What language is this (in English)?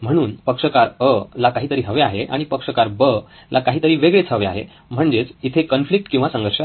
Marathi